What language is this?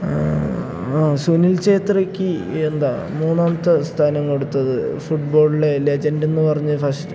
Malayalam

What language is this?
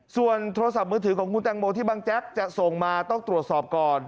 Thai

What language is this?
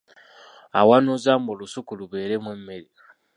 Ganda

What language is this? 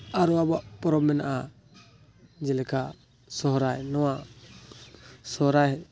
Santali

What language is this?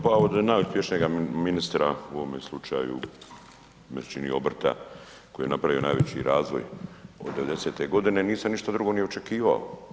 Croatian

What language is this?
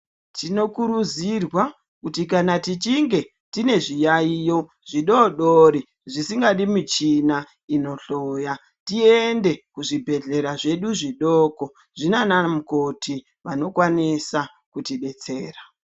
Ndau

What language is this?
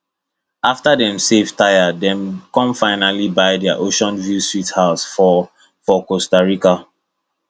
Nigerian Pidgin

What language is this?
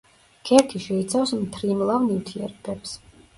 Georgian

